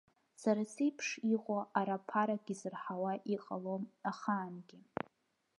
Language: Abkhazian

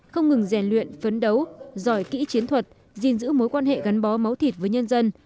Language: Vietnamese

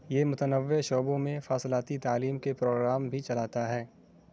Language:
Urdu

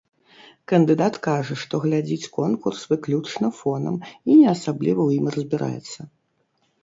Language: Belarusian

